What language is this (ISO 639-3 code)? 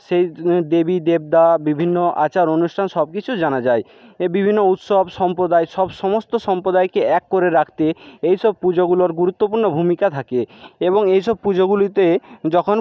ben